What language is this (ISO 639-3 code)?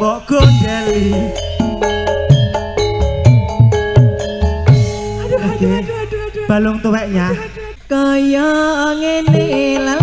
ind